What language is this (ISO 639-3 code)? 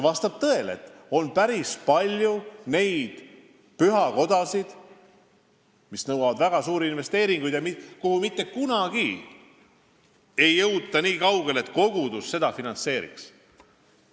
est